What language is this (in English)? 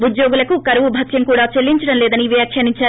Telugu